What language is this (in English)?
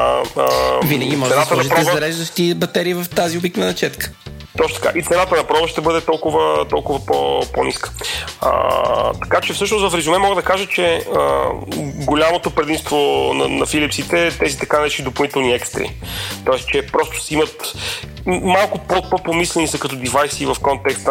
Bulgarian